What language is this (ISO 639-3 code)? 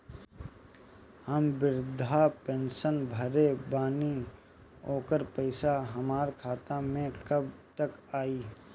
bho